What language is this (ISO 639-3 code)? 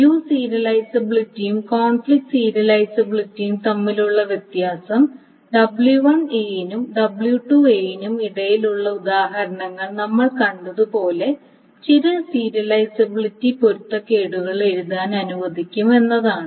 mal